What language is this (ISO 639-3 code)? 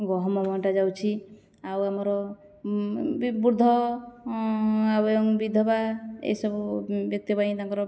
ori